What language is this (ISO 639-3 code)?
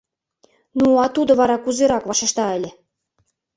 chm